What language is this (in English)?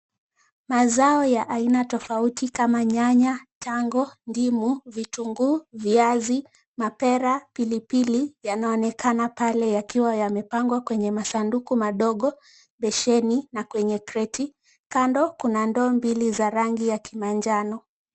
Swahili